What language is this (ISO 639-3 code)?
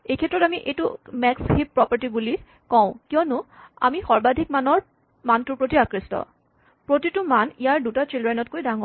asm